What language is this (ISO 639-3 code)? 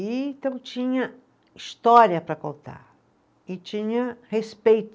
por